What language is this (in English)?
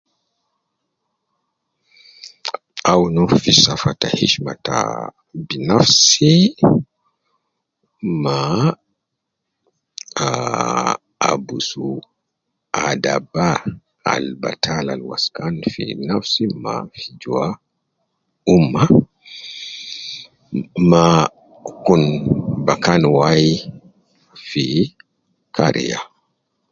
Nubi